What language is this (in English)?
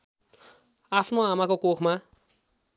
Nepali